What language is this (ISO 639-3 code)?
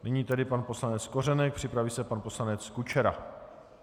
ces